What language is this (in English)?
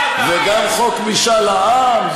Hebrew